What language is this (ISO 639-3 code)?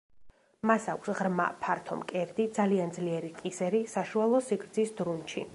kat